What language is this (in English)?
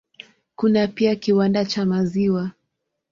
Swahili